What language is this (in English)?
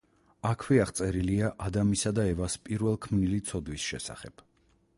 Georgian